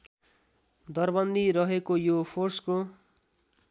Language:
Nepali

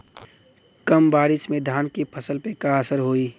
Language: Bhojpuri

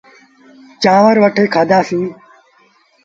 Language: Sindhi Bhil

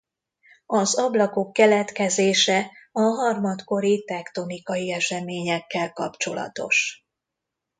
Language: Hungarian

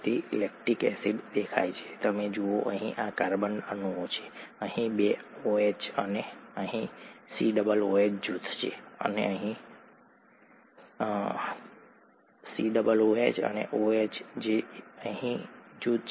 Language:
Gujarati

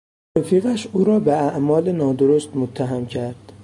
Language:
Persian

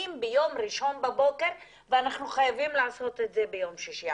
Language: Hebrew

